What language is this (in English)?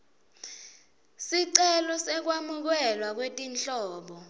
Swati